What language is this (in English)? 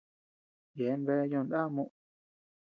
Tepeuxila Cuicatec